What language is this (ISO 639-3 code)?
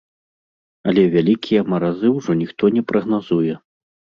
bel